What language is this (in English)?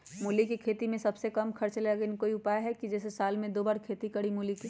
Magahi